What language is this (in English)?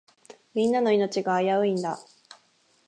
Japanese